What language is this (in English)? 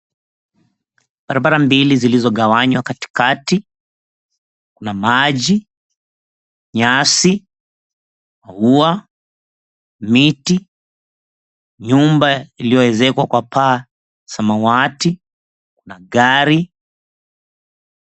Swahili